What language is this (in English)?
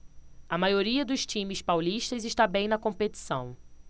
Portuguese